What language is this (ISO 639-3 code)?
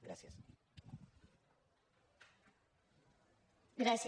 cat